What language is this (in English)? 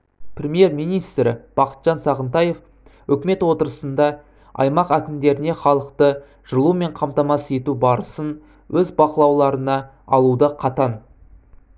Kazakh